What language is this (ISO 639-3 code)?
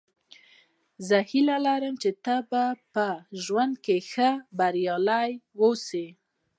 pus